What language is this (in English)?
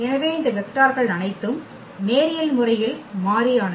Tamil